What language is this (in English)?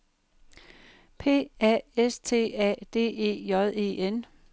Danish